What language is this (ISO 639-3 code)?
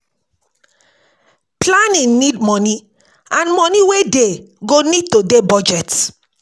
pcm